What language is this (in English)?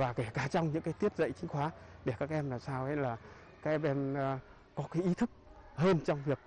Vietnamese